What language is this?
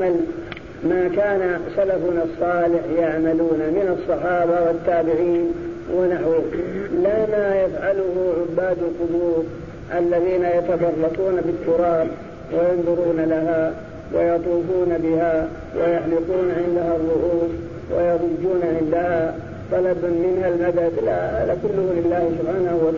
Arabic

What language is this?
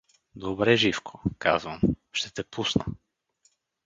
Bulgarian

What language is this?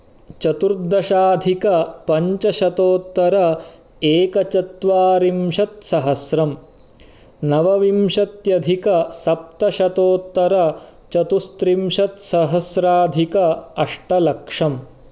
Sanskrit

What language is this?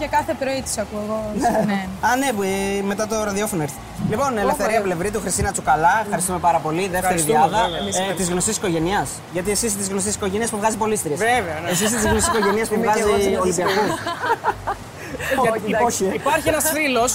Greek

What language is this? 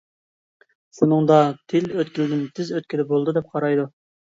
Uyghur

